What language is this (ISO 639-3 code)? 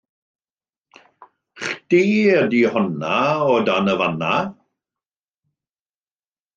cym